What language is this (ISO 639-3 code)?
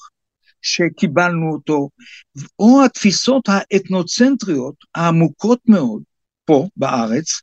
heb